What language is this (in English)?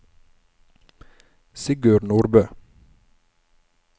Norwegian